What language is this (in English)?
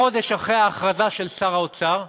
Hebrew